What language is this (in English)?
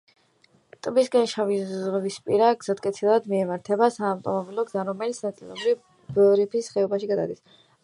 Georgian